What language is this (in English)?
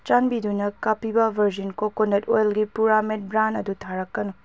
Manipuri